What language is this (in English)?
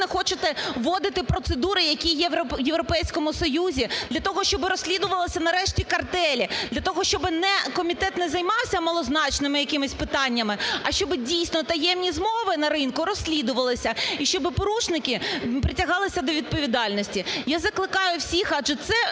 Ukrainian